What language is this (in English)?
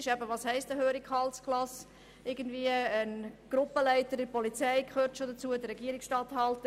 Swiss German